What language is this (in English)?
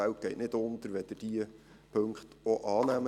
Swiss German